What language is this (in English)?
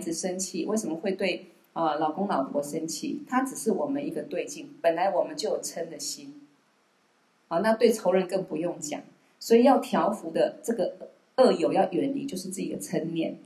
Chinese